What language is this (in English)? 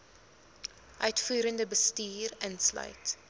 Afrikaans